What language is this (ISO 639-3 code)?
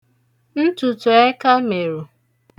ibo